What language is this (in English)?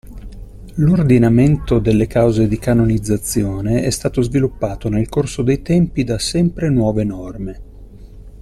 Italian